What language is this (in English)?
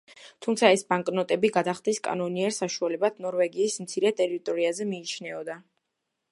Georgian